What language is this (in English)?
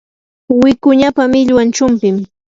Yanahuanca Pasco Quechua